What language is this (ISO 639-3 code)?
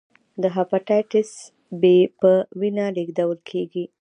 pus